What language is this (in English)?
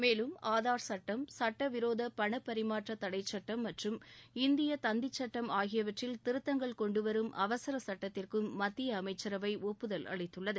Tamil